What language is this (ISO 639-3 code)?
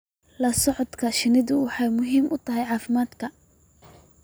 som